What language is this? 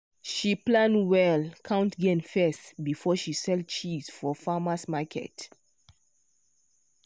Nigerian Pidgin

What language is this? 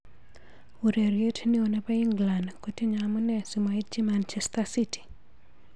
Kalenjin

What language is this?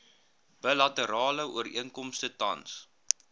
Afrikaans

